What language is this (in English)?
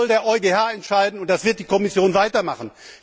German